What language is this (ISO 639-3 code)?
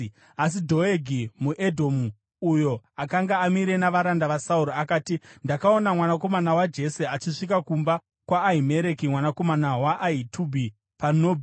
sna